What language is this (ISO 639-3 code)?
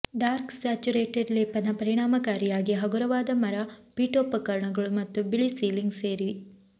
kan